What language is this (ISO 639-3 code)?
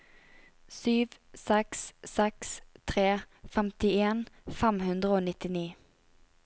nor